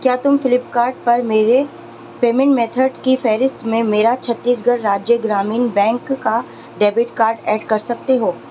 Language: Urdu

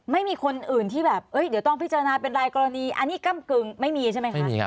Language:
Thai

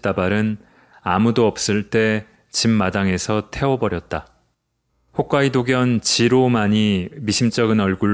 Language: Korean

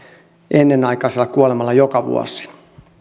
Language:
Finnish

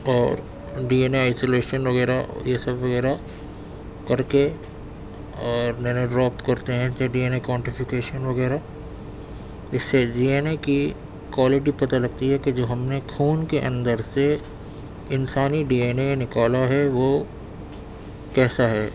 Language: Urdu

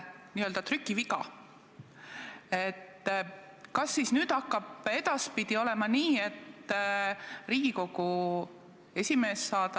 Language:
Estonian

